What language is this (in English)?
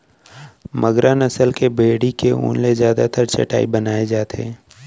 Chhattisgarhi